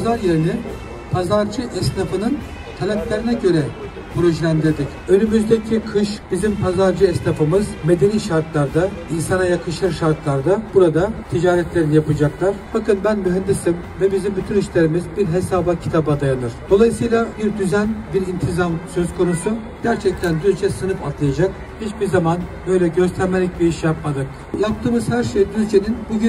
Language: Turkish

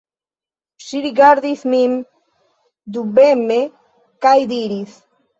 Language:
Esperanto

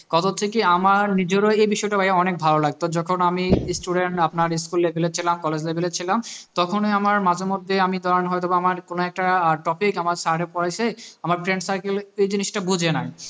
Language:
Bangla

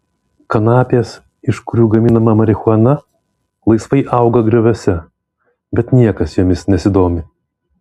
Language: Lithuanian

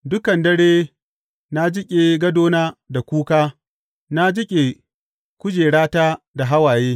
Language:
Hausa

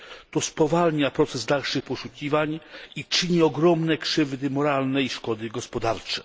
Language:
Polish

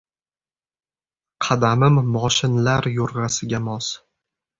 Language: Uzbek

